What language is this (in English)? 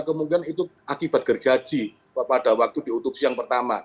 Indonesian